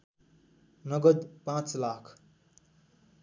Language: Nepali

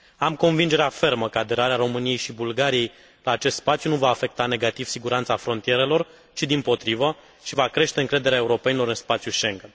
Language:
Romanian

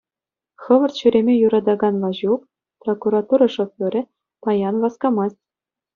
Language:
Chuvash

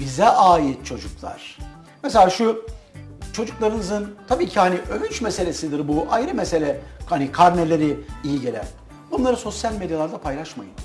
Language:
Turkish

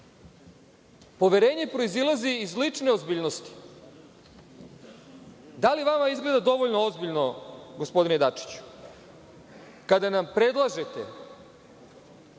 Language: Serbian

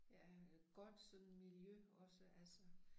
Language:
Danish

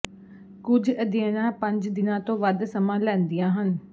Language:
Punjabi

